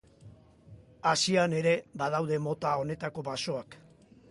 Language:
Basque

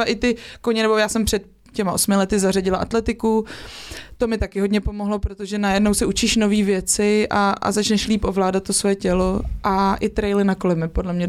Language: Czech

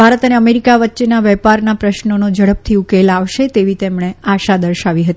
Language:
Gujarati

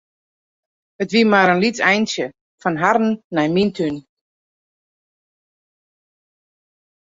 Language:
Western Frisian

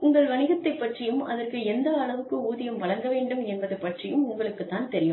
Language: Tamil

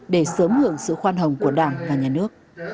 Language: Vietnamese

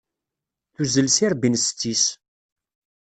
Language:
Kabyle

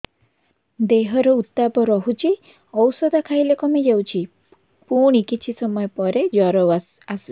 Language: Odia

